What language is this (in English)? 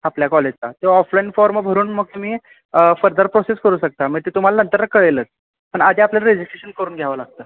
Marathi